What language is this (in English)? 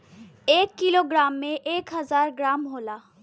Bhojpuri